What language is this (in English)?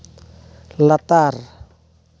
Santali